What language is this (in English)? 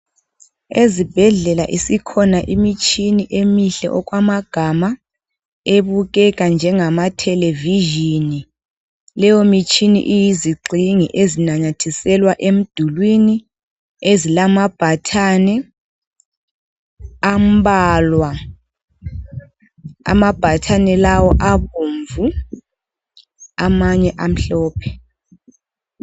North Ndebele